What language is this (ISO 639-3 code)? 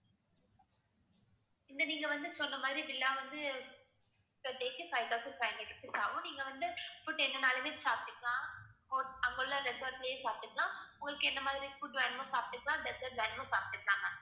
tam